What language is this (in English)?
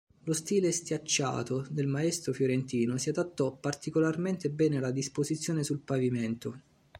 Italian